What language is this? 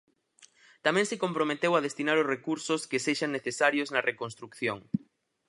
Galician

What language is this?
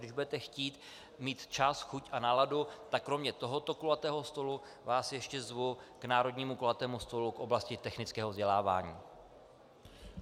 Czech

